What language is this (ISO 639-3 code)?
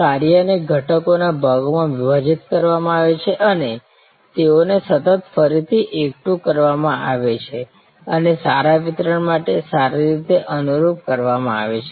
guj